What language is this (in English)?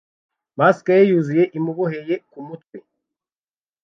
Kinyarwanda